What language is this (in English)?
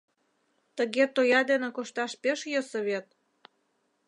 Mari